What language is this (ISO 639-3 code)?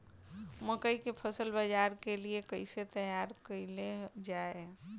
bho